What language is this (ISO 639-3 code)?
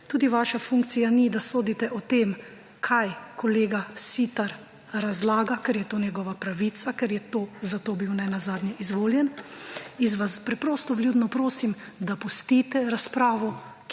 slv